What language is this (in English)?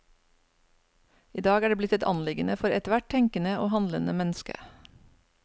Norwegian